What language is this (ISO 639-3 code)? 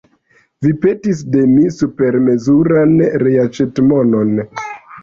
epo